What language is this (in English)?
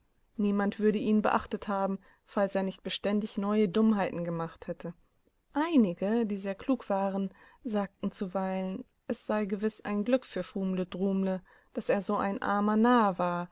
German